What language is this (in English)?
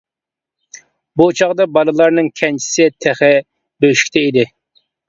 Uyghur